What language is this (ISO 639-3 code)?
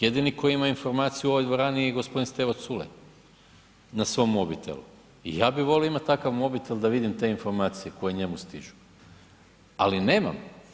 hrv